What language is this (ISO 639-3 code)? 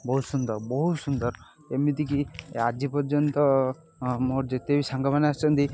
ori